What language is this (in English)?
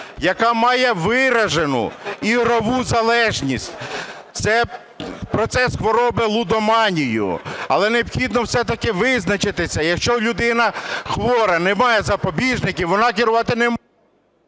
Ukrainian